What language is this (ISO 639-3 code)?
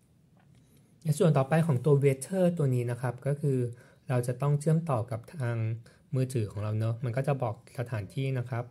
tha